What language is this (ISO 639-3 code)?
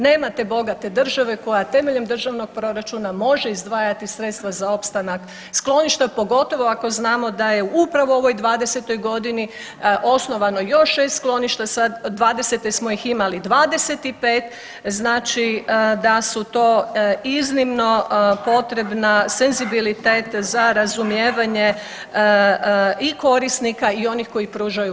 hrv